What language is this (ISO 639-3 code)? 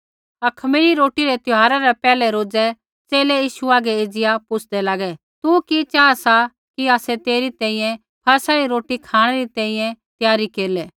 kfx